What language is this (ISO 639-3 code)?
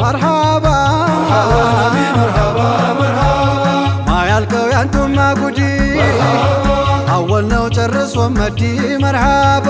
ara